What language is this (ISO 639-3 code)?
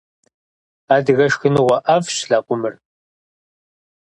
kbd